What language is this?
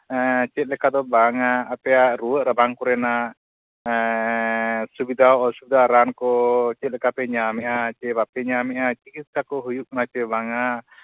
Santali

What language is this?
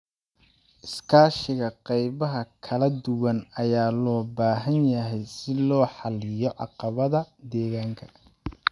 Somali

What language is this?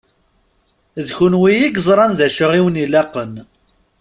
Kabyle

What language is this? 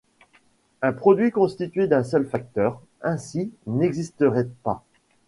French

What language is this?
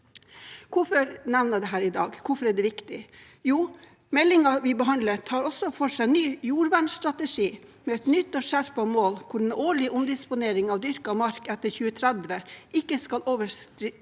Norwegian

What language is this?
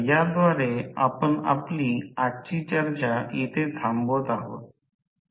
Marathi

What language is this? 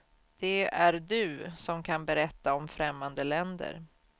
Swedish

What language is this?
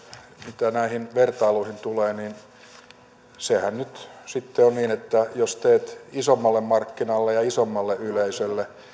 Finnish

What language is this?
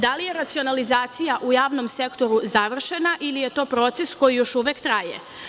Serbian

